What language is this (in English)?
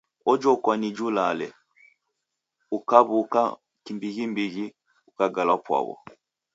Taita